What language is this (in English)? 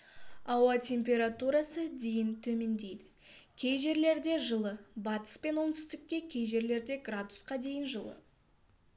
Kazakh